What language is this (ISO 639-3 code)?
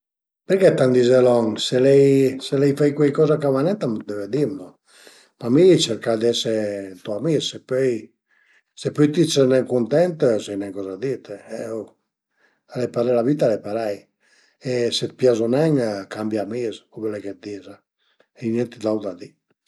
pms